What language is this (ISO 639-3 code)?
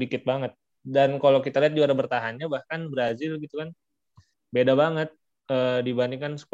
ind